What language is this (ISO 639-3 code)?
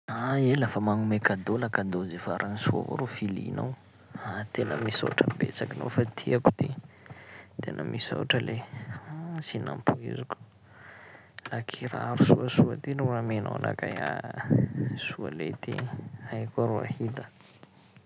skg